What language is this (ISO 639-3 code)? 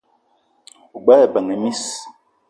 eto